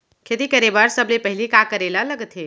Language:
Chhattisgarhi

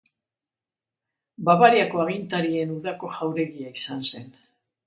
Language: Basque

